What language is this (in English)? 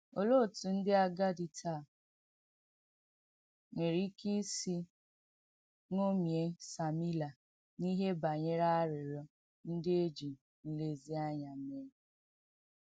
Igbo